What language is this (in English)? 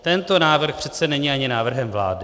Czech